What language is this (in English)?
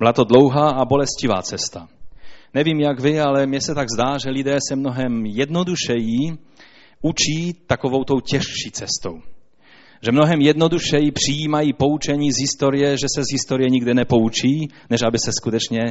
Czech